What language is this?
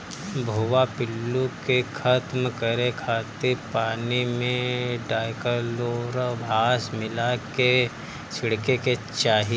Bhojpuri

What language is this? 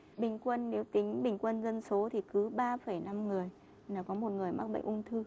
Vietnamese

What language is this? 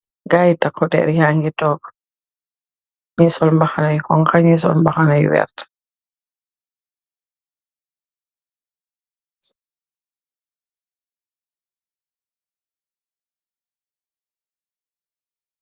Wolof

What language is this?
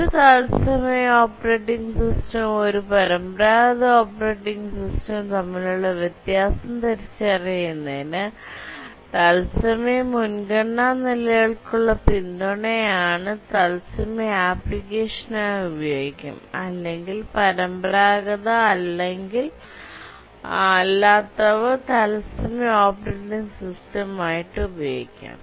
Malayalam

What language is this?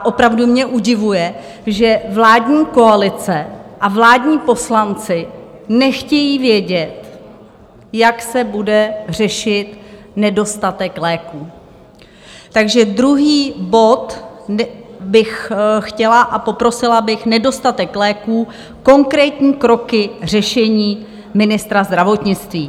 Czech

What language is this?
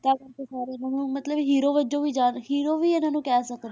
Punjabi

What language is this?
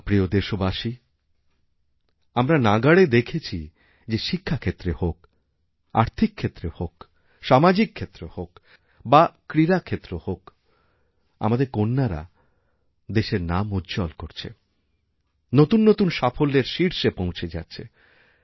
Bangla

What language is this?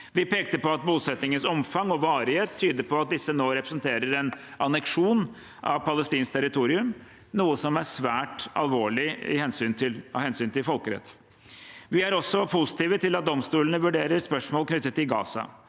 Norwegian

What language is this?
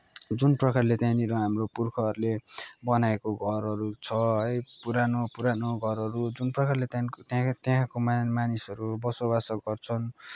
Nepali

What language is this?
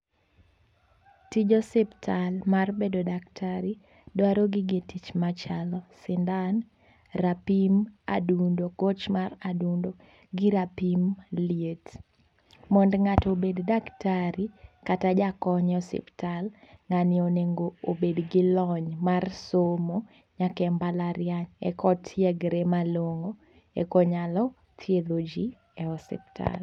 Luo (Kenya and Tanzania)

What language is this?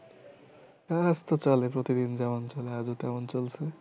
Bangla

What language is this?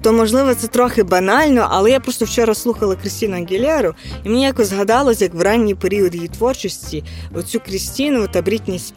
Ukrainian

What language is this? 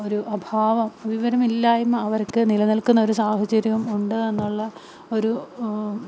Malayalam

